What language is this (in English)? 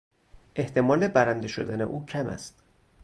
Persian